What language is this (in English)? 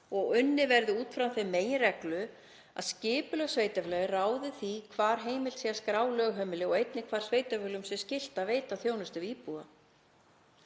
Icelandic